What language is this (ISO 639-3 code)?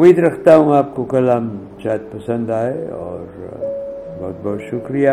urd